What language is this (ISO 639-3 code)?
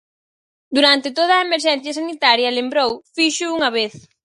glg